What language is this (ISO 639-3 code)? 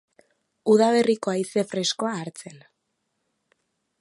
eus